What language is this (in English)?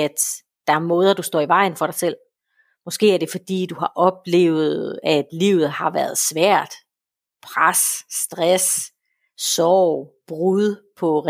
Danish